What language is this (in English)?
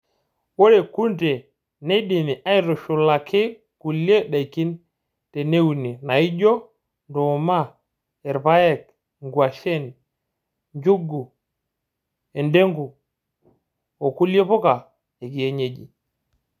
Masai